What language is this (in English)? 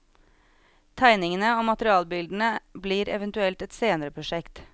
Norwegian